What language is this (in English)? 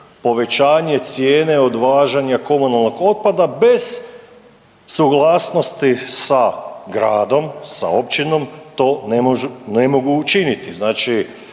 Croatian